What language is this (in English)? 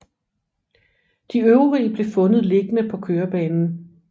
Danish